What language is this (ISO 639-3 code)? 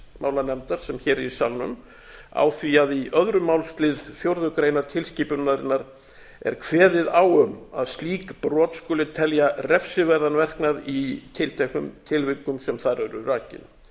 isl